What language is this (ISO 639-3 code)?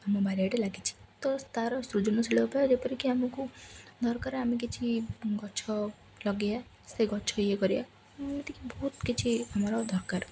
ori